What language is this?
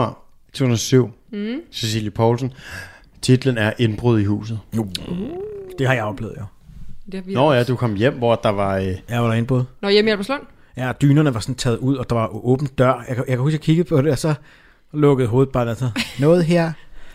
Danish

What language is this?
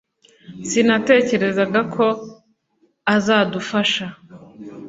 Kinyarwanda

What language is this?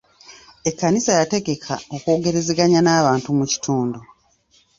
Ganda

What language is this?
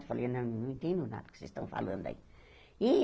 Portuguese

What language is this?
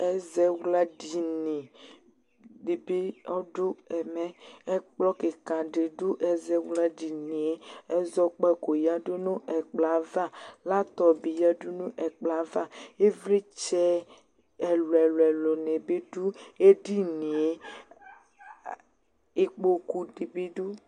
Ikposo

